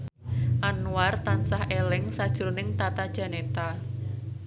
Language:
Javanese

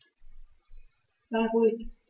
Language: German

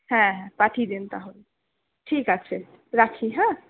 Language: Bangla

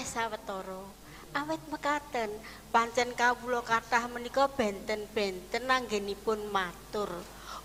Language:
Indonesian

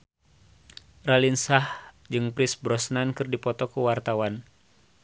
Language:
Sundanese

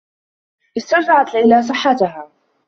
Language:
Arabic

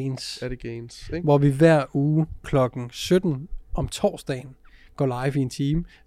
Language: Danish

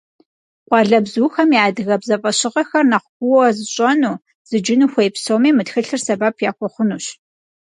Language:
Kabardian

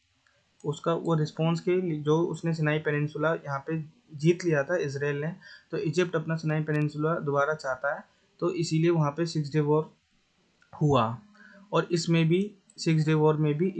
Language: Hindi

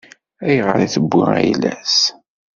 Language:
Kabyle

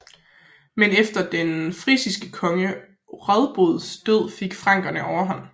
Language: Danish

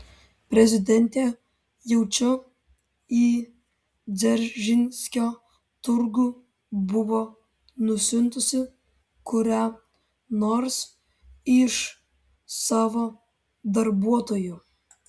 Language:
Lithuanian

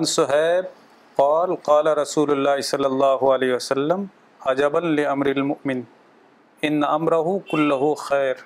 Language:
Urdu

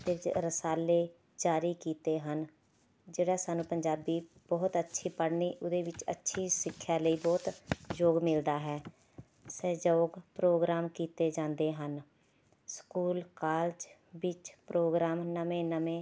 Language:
Punjabi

